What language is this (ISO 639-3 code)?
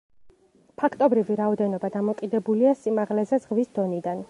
kat